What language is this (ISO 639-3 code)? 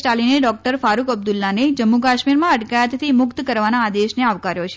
guj